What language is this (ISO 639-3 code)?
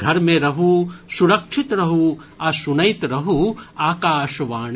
mai